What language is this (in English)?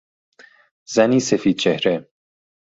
Persian